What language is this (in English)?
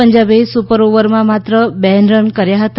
Gujarati